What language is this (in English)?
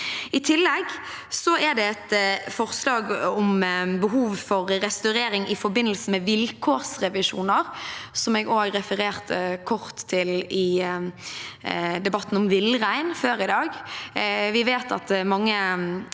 Norwegian